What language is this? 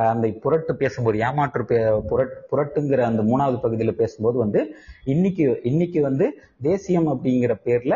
Tamil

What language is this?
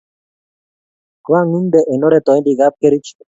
Kalenjin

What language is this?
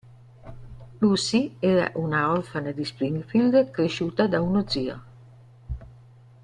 Italian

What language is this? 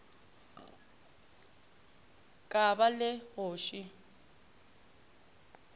Northern Sotho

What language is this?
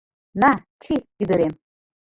Mari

